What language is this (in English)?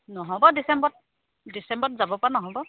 Assamese